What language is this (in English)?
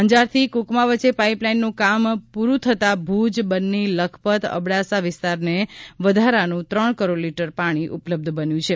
Gujarati